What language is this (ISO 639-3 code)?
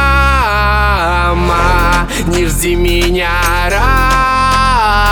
rus